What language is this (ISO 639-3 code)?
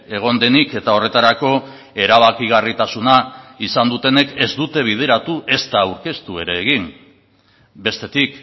eus